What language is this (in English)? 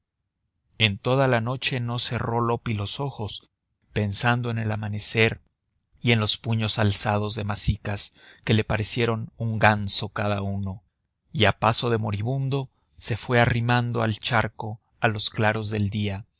Spanish